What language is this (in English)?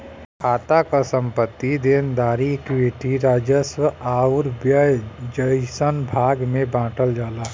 Bhojpuri